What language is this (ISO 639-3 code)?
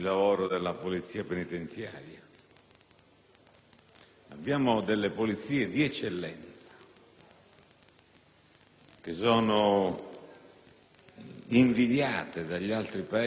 ita